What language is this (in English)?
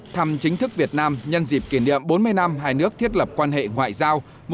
Vietnamese